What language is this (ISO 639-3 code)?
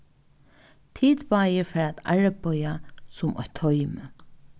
fao